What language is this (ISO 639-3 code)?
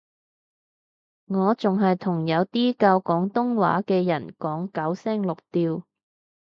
yue